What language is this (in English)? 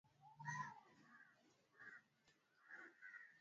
Swahili